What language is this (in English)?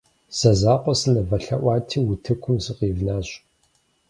Kabardian